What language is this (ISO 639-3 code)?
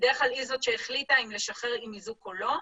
heb